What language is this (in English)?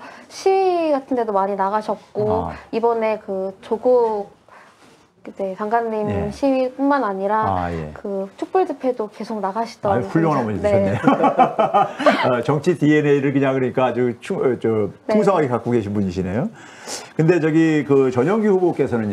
Korean